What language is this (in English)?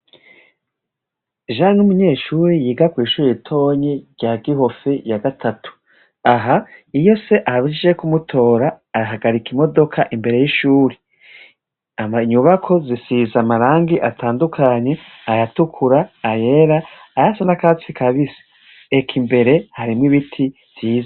Rundi